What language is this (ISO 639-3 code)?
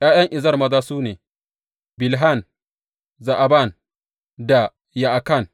hau